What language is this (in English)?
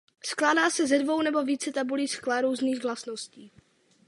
Czech